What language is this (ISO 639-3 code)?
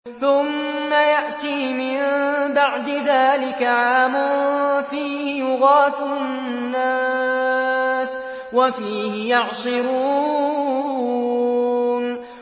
ara